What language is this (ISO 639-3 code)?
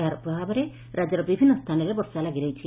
ori